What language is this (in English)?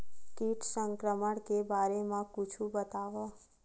Chhattisgarhi